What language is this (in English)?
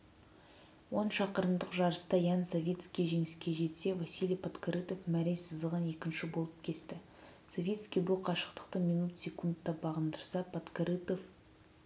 Kazakh